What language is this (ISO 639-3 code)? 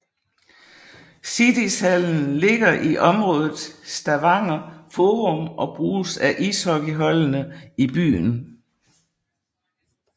dan